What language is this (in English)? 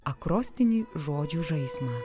Lithuanian